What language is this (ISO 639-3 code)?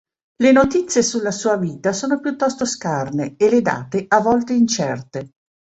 ita